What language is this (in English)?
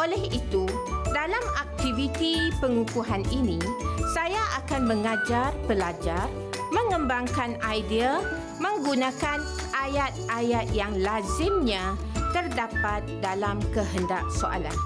Malay